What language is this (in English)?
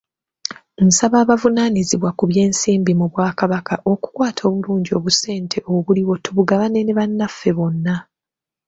Ganda